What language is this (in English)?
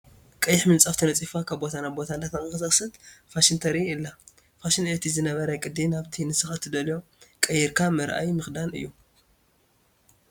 Tigrinya